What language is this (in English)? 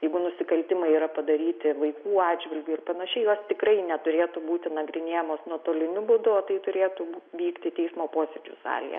Lithuanian